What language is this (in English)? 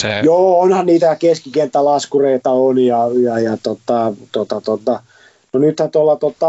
Finnish